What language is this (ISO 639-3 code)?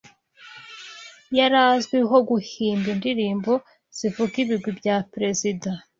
kin